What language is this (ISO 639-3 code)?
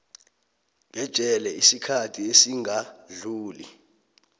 nbl